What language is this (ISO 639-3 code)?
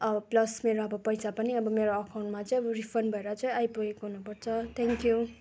nep